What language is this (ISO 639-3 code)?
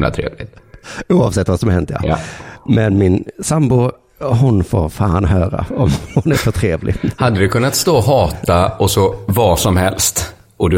swe